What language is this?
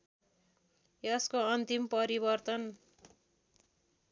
Nepali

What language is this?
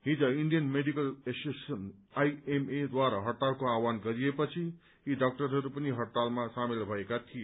Nepali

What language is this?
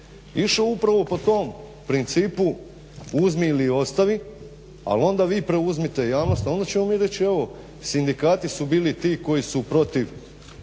Croatian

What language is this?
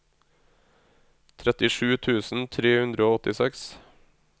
Norwegian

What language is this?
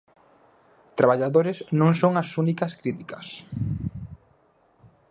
Galician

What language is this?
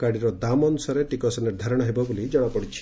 Odia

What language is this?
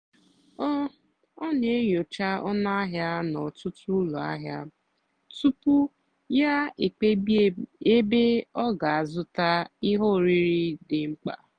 Igbo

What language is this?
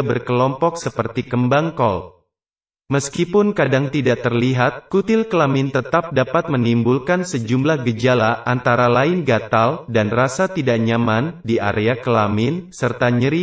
Indonesian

